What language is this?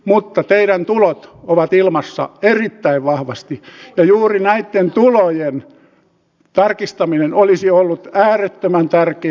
Finnish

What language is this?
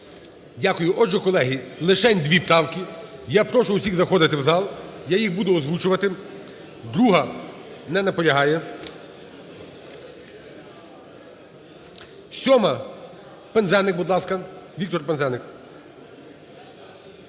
Ukrainian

